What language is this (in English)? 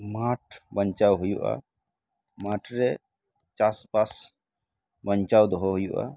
Santali